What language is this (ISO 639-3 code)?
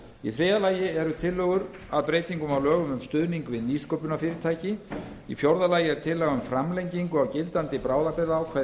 isl